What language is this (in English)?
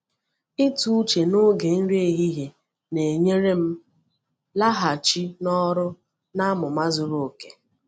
Igbo